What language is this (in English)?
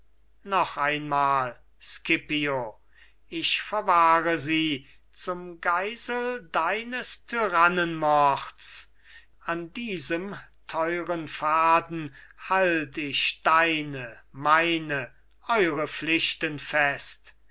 German